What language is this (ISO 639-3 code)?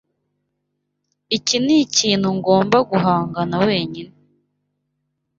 kin